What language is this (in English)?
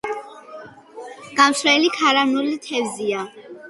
Georgian